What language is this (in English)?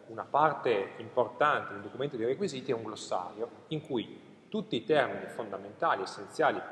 Italian